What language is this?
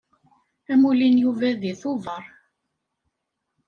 Kabyle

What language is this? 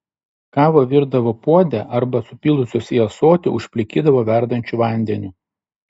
Lithuanian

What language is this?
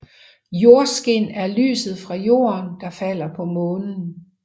Danish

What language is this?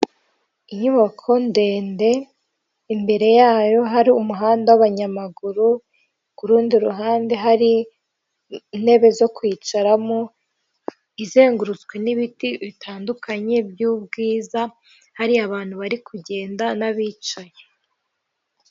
Kinyarwanda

